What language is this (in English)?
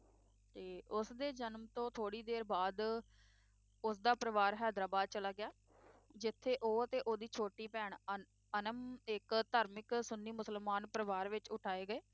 Punjabi